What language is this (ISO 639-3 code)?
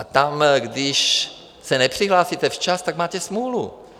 ces